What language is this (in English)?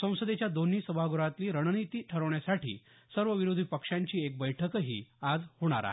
Marathi